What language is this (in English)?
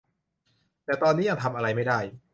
Thai